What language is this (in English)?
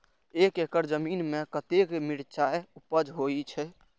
Maithili